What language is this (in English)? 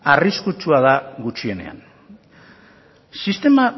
Basque